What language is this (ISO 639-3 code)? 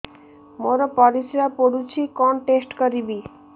ori